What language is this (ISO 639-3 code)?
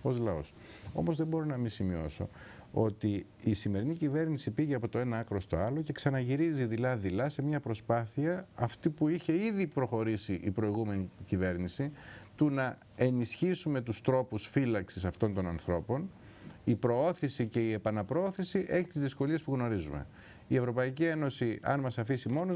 ell